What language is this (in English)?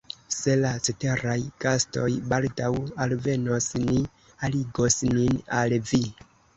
Esperanto